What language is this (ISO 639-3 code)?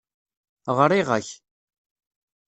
kab